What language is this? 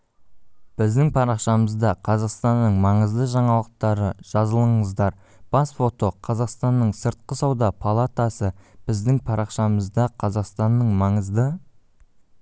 Kazakh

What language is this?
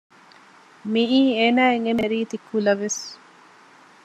Divehi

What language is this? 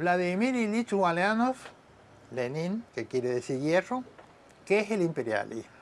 Spanish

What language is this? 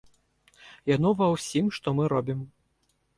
Belarusian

